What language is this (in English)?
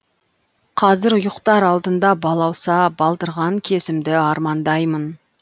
Kazakh